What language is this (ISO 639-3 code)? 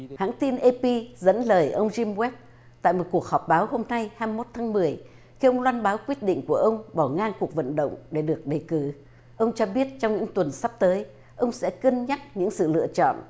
vie